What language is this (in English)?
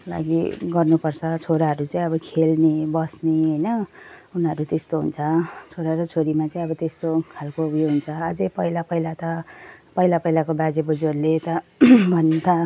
Nepali